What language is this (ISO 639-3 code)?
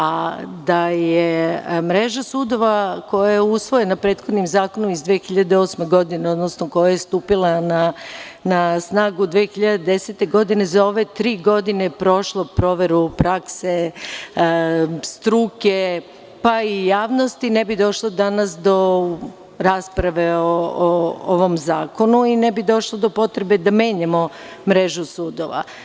srp